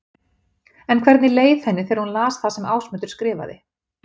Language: Icelandic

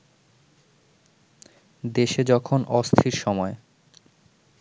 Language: Bangla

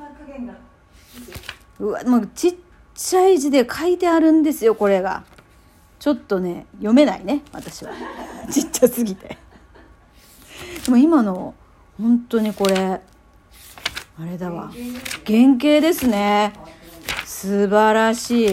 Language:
Japanese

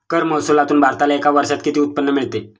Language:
Marathi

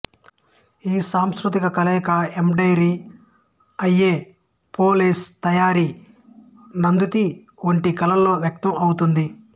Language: Telugu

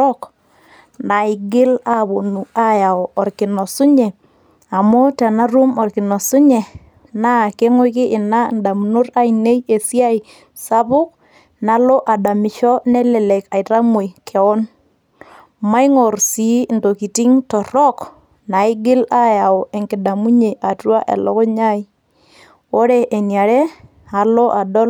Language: Masai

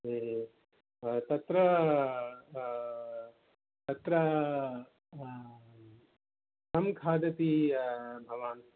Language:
Sanskrit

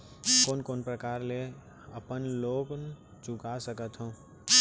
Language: Chhattisgarhi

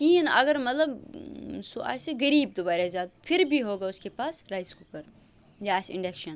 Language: Kashmiri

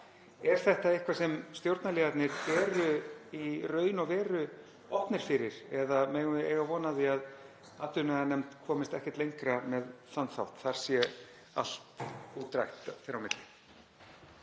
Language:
Icelandic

